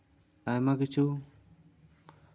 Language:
Santali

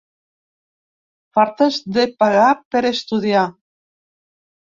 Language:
Catalan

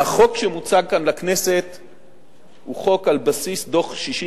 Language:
Hebrew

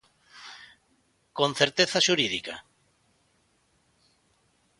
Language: Galician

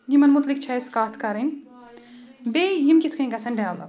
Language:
Kashmiri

